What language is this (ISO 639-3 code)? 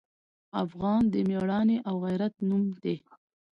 pus